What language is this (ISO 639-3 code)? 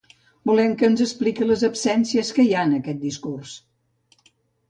cat